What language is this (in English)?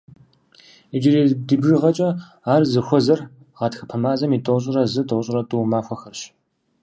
Kabardian